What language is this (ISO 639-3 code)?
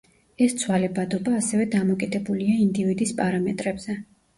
kat